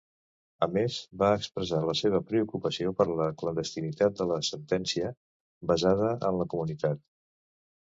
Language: Catalan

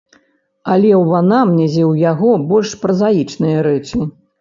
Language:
Belarusian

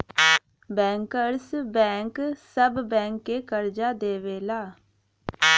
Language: Bhojpuri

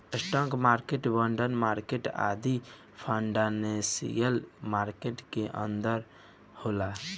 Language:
Bhojpuri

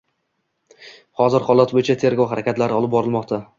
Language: Uzbek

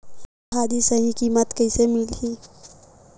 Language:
Chhattisgarhi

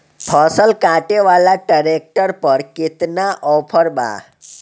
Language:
Bhojpuri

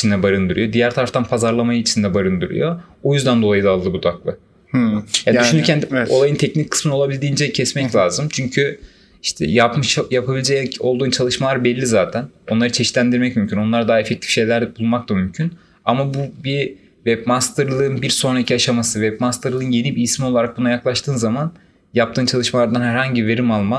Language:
Turkish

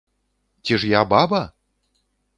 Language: Belarusian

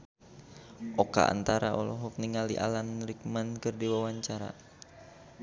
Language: Sundanese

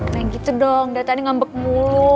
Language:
Indonesian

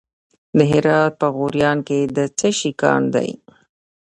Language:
Pashto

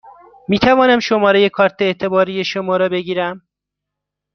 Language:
Persian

